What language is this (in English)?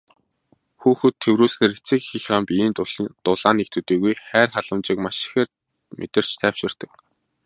Mongolian